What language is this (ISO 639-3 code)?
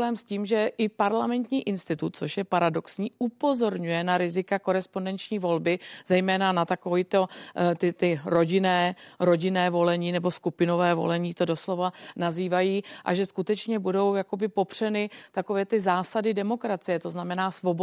ces